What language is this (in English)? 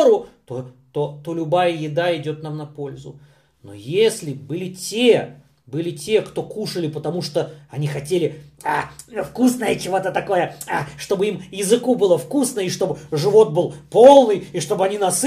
Russian